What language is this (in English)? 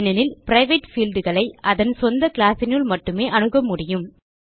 Tamil